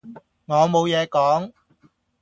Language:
Cantonese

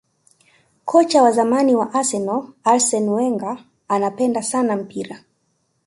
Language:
Swahili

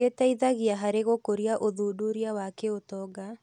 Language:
Kikuyu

